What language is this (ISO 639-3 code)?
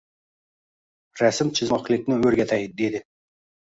uzb